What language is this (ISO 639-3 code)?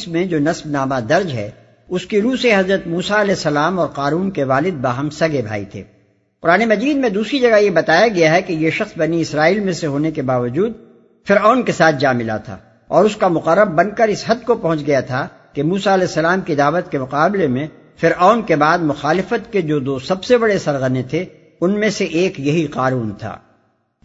urd